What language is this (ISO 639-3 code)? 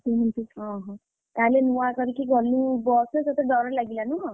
ori